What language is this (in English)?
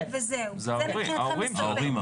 Hebrew